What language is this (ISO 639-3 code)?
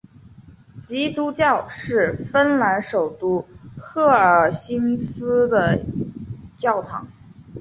zho